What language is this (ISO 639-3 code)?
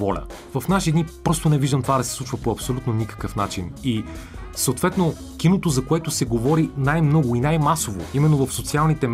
bul